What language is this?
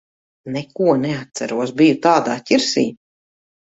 Latvian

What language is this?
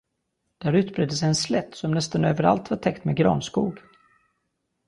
Swedish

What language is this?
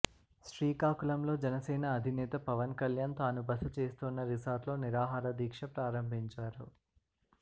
Telugu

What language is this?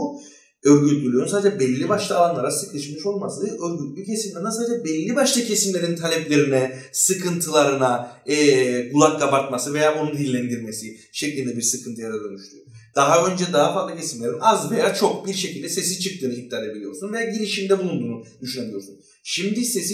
Turkish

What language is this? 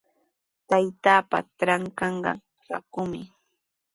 Sihuas Ancash Quechua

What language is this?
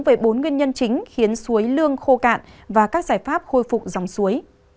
Vietnamese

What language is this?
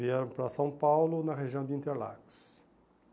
Portuguese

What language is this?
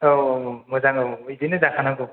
Bodo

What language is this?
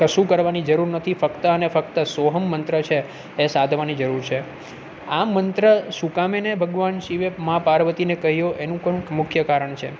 Gujarati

